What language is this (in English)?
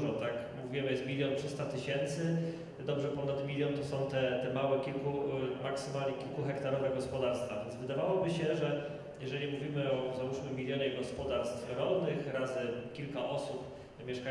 Polish